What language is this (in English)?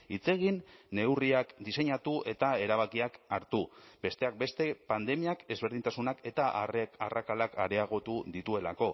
Basque